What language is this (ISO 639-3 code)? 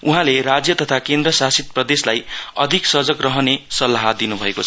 nep